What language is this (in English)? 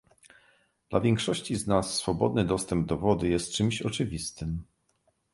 Polish